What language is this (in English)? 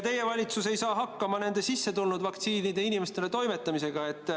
Estonian